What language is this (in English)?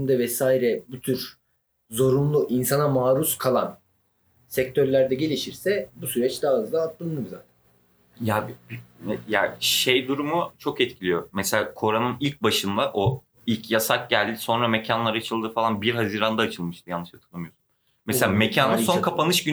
Turkish